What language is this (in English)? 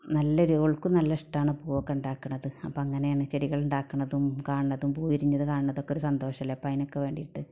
Malayalam